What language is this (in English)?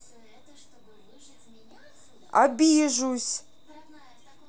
Russian